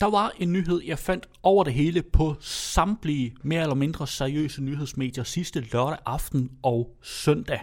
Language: Danish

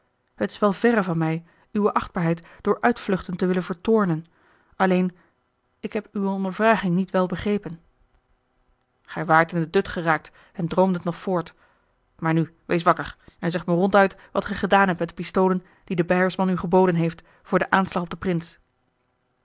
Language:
Dutch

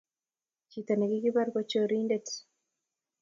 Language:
Kalenjin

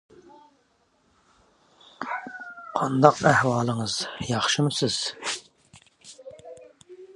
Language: Uyghur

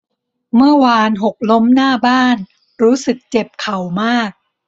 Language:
Thai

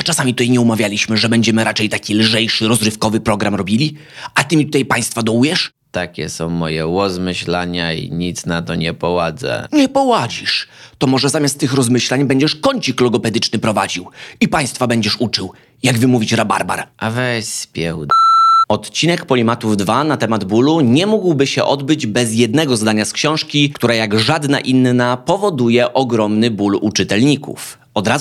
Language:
Polish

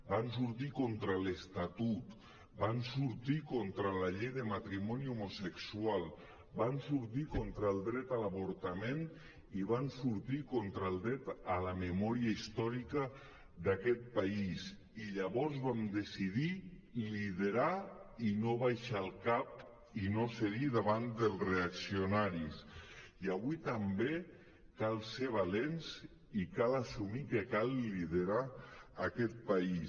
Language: Catalan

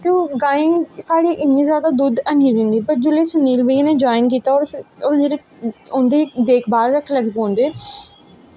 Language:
Dogri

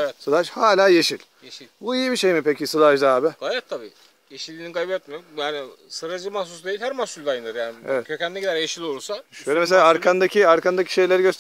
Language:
Turkish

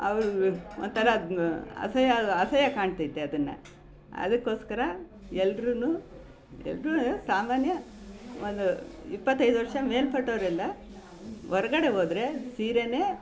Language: Kannada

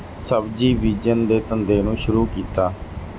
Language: Punjabi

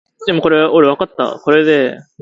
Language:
English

